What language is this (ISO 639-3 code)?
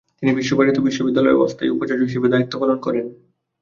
ben